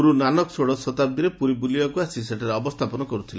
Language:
Odia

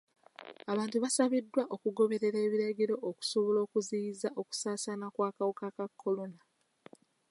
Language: Ganda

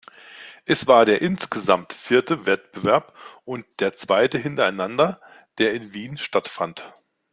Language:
German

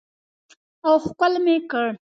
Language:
Pashto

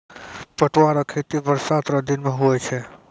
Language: Maithili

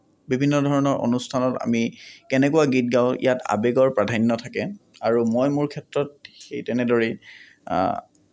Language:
Assamese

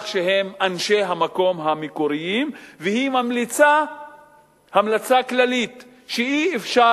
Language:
Hebrew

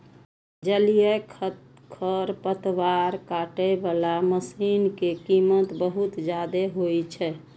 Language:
Maithili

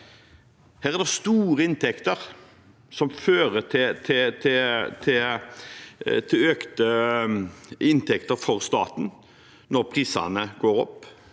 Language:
Norwegian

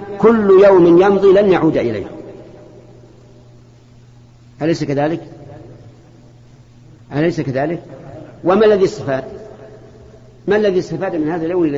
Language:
Arabic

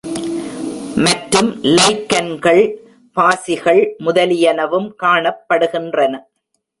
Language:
Tamil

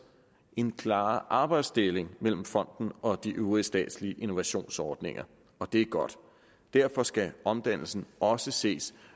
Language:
Danish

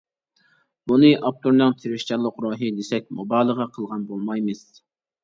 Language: Uyghur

